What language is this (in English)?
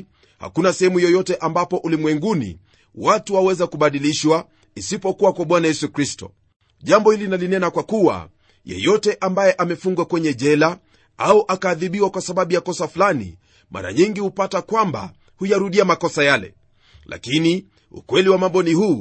Swahili